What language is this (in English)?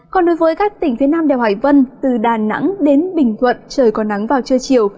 Vietnamese